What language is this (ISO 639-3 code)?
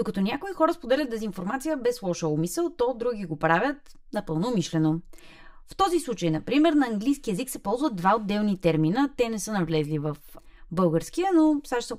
bul